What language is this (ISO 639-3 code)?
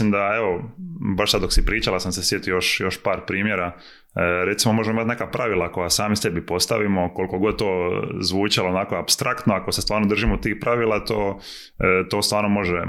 hrv